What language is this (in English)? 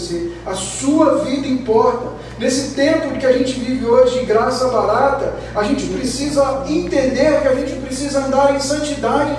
Portuguese